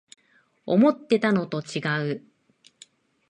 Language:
Japanese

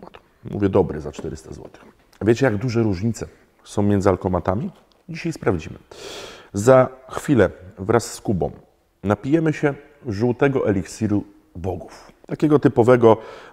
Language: Polish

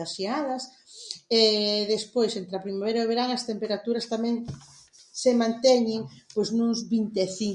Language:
Galician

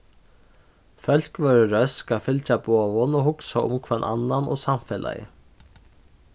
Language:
Faroese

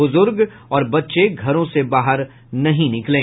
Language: Hindi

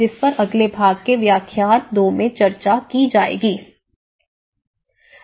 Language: Hindi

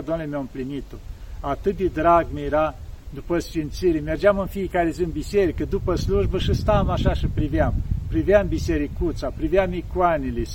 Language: Romanian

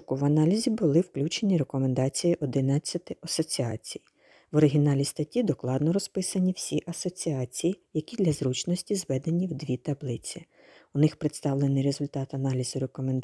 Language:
Ukrainian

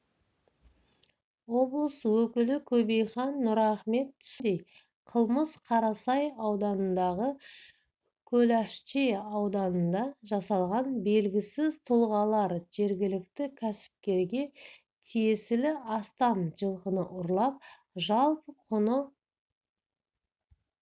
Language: Kazakh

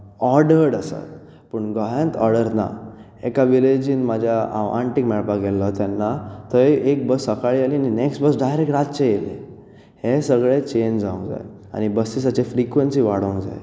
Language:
Konkani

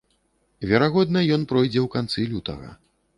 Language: Belarusian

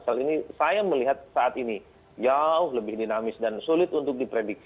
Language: Indonesian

